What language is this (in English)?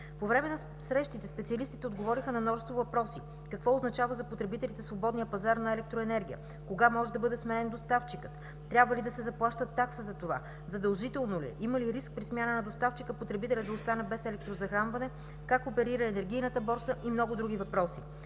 Bulgarian